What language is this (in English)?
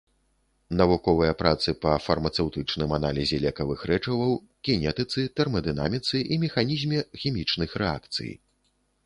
Belarusian